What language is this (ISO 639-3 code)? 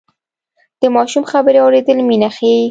pus